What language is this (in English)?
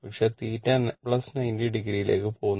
Malayalam